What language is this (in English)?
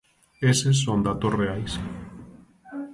Galician